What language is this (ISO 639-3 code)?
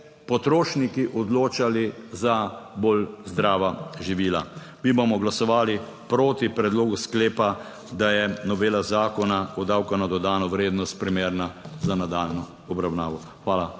slv